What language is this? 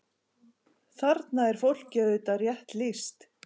Icelandic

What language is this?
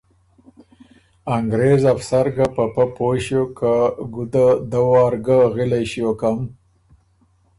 Ormuri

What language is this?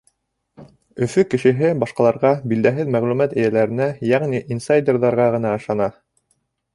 Bashkir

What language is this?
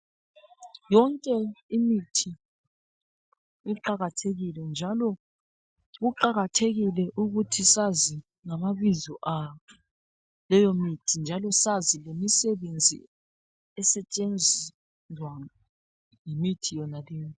North Ndebele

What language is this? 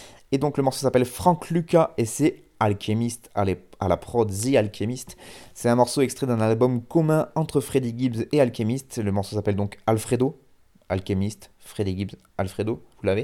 French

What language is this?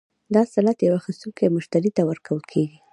Pashto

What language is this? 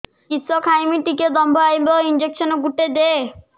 Odia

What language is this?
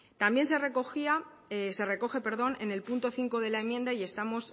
Spanish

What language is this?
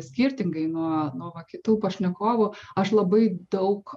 Lithuanian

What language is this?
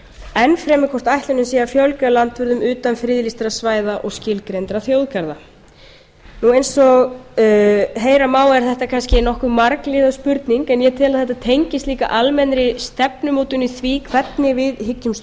Icelandic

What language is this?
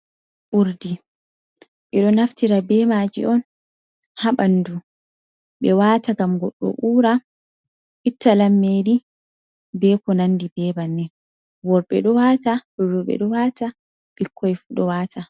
Fula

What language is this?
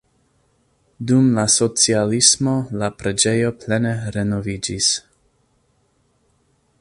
Esperanto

